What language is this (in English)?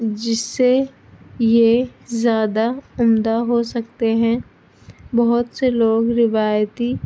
Urdu